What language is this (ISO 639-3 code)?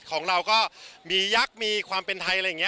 tha